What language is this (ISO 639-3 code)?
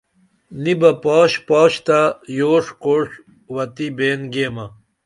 dml